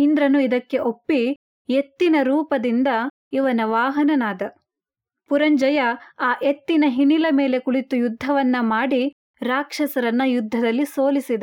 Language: Kannada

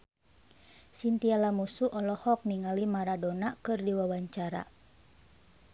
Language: Sundanese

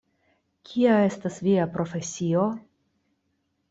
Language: Esperanto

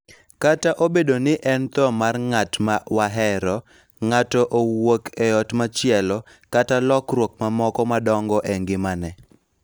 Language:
Luo (Kenya and Tanzania)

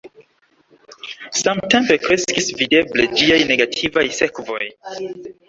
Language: Esperanto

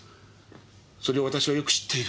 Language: Japanese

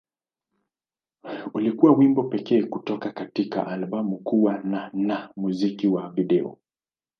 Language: Swahili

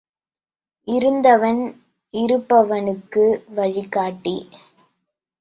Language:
Tamil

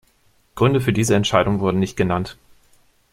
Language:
German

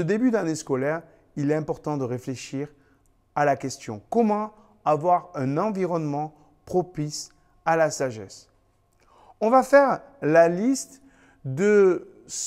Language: French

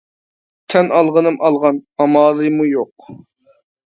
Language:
Uyghur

